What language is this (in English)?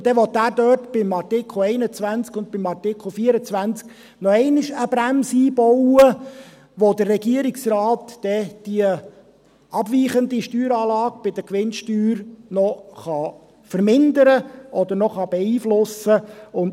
Swiss German